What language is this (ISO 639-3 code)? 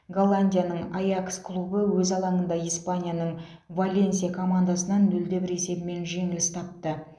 kaz